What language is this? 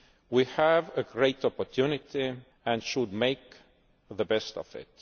English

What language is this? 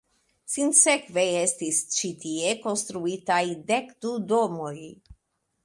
Esperanto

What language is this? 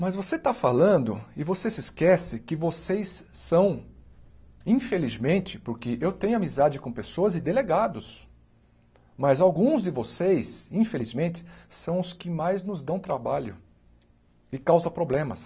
Portuguese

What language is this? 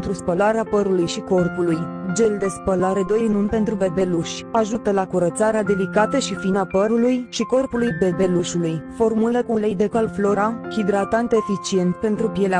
Romanian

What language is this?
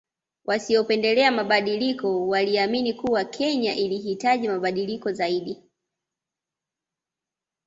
Swahili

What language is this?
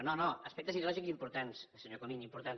Catalan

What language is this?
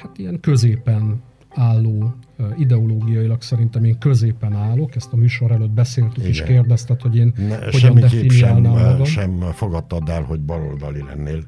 Hungarian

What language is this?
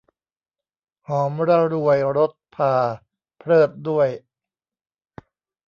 Thai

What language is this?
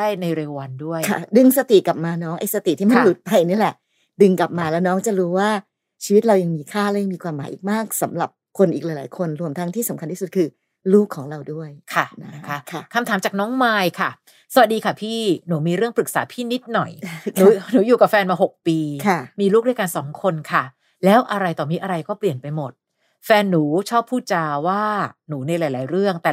Thai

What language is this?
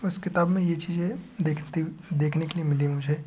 Hindi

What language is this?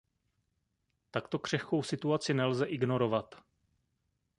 Czech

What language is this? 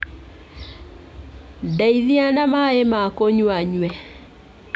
Kikuyu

